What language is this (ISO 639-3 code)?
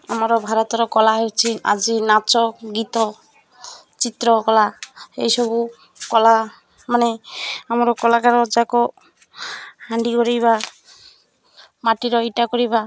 ori